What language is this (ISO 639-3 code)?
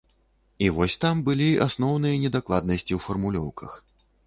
bel